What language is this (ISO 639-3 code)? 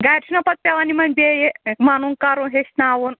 kas